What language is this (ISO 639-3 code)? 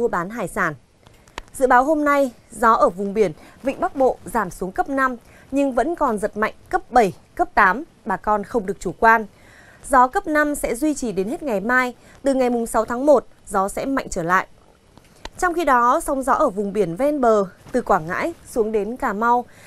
vie